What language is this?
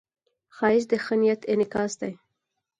Pashto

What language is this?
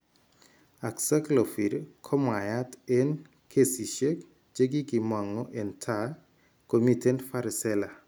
Kalenjin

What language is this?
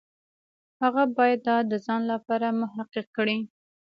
Pashto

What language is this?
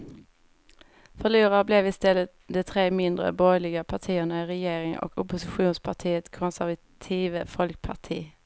Swedish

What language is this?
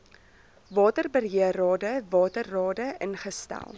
Afrikaans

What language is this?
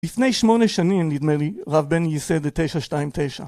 Hebrew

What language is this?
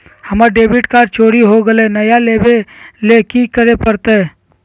Magahi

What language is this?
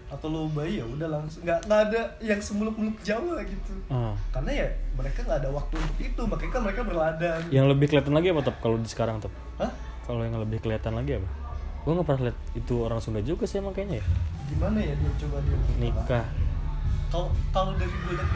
Indonesian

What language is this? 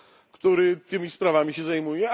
Polish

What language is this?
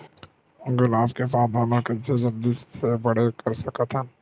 Chhattisgarhi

